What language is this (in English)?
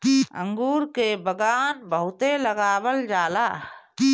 Bhojpuri